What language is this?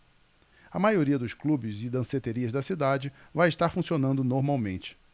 Portuguese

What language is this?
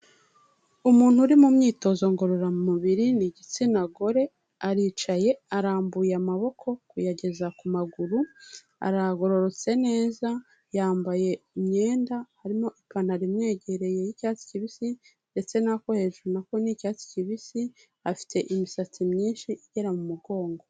Kinyarwanda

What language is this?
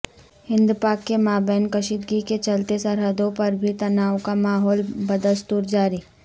Urdu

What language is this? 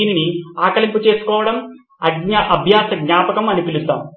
Telugu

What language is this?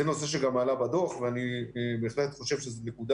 Hebrew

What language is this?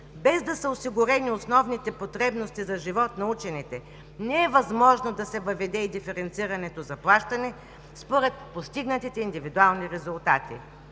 Bulgarian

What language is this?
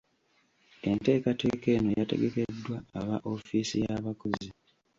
Ganda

